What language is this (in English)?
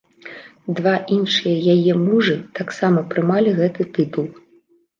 Belarusian